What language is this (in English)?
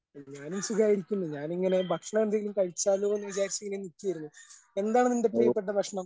Malayalam